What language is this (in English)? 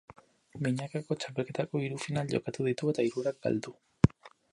Basque